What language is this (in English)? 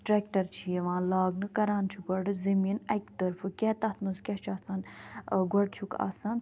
Kashmiri